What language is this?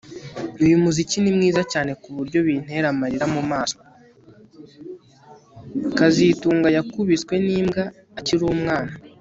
Kinyarwanda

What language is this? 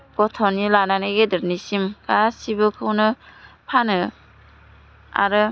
Bodo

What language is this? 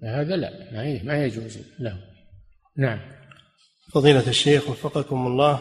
Arabic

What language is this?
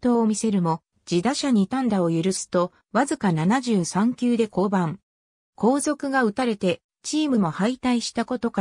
Japanese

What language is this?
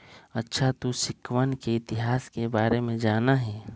Magahi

